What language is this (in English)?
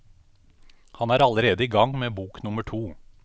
Norwegian